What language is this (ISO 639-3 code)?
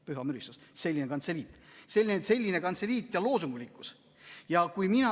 est